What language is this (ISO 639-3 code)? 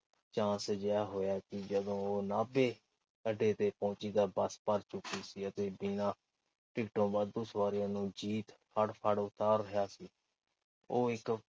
pan